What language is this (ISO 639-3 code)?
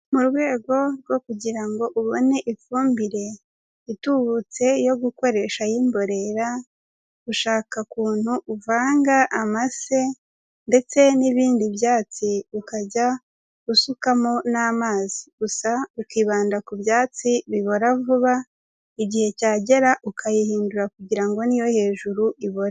kin